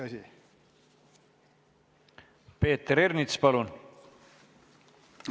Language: Estonian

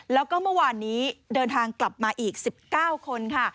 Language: Thai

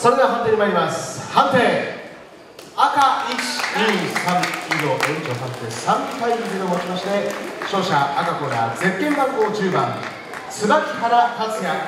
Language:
Japanese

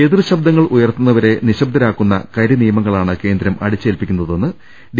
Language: Malayalam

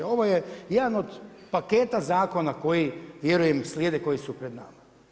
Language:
Croatian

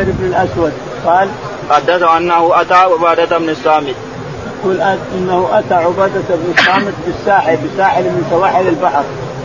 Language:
Arabic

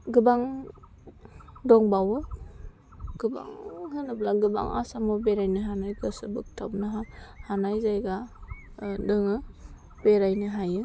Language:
Bodo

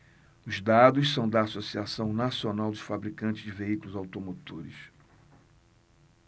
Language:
Portuguese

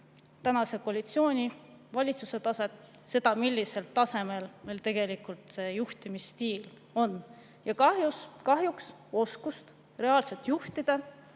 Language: Estonian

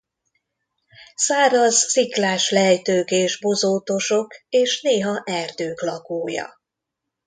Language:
Hungarian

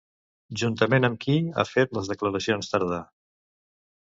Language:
Catalan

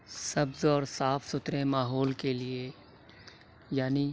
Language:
Urdu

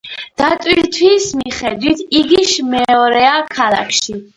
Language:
Georgian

